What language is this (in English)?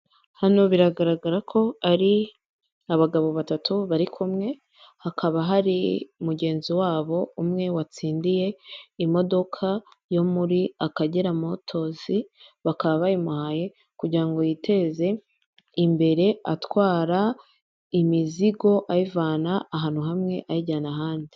Kinyarwanda